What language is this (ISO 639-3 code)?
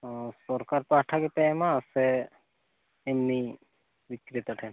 sat